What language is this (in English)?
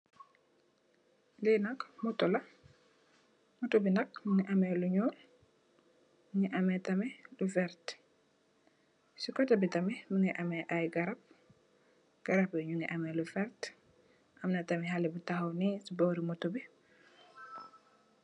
Wolof